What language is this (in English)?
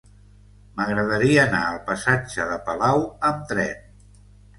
Catalan